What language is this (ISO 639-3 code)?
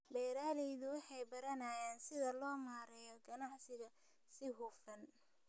som